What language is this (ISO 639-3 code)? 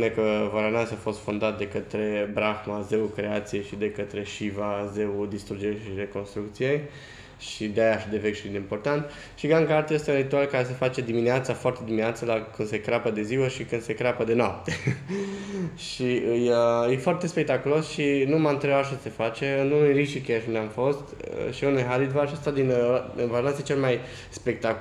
ron